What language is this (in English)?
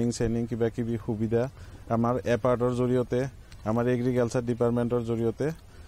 Bangla